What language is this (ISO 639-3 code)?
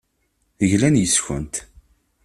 kab